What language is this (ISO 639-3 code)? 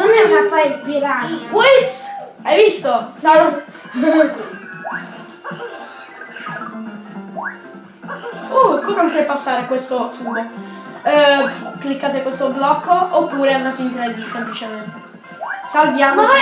ita